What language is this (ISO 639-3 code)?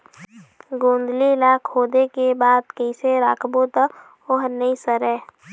hne